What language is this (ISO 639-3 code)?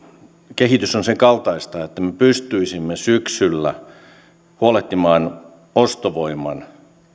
fin